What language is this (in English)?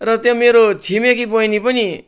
Nepali